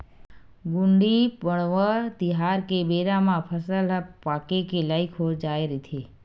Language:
Chhattisgarhi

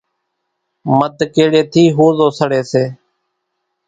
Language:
Kachi Koli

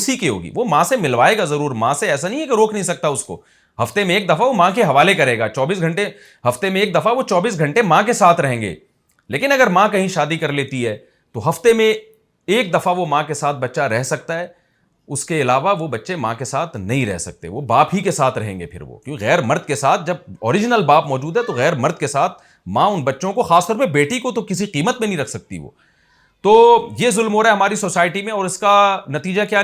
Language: Urdu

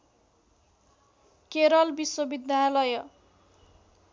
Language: Nepali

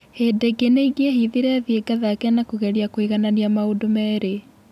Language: Kikuyu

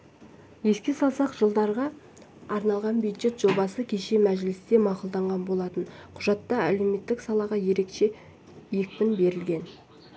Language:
Kazakh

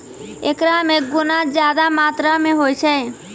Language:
Maithili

